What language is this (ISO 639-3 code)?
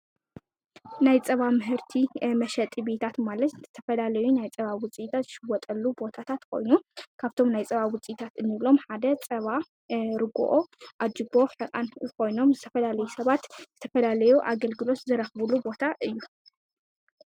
tir